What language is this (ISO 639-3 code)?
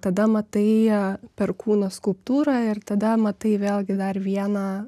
lit